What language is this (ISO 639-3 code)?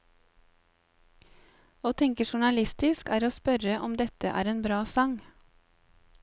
nor